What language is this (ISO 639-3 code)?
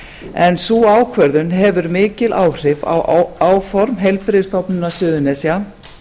isl